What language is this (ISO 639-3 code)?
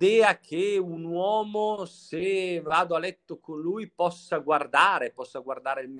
ita